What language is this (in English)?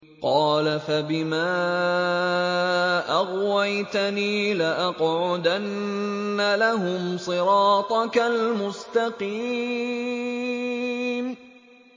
Arabic